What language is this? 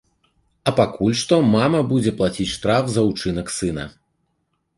Belarusian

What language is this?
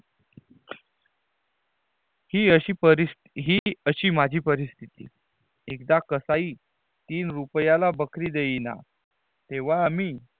Marathi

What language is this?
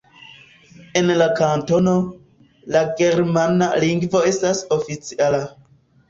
Esperanto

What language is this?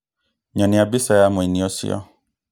Kikuyu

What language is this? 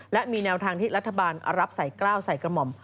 Thai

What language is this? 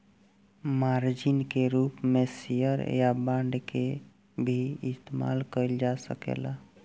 Bhojpuri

